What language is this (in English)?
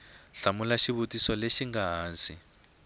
Tsonga